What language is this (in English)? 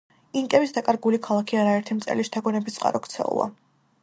Georgian